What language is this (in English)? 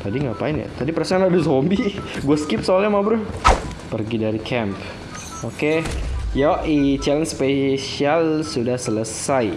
Indonesian